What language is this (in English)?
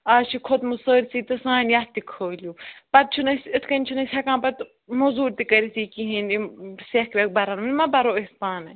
Kashmiri